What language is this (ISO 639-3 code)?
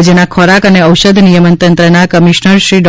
guj